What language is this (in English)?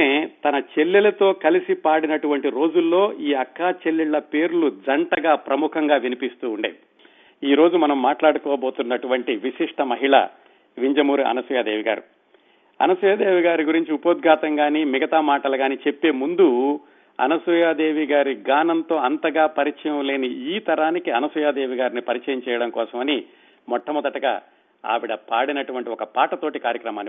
Telugu